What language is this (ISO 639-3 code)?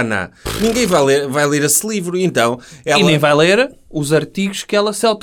por